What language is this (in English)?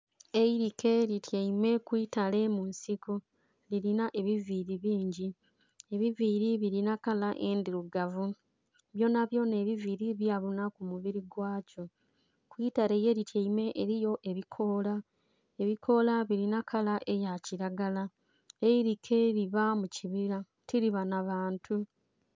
Soga